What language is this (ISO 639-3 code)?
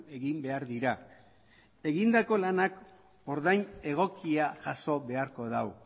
eus